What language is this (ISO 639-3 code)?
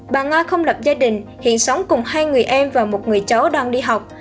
vie